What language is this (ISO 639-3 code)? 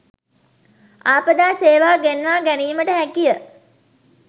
sin